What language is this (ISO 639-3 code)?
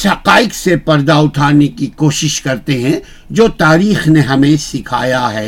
urd